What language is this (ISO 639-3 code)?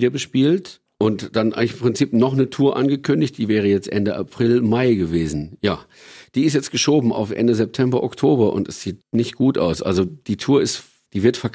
deu